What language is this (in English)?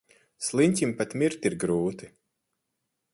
Latvian